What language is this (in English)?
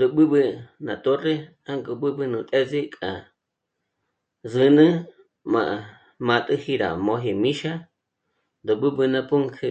Michoacán Mazahua